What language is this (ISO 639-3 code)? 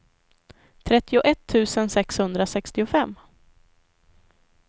swe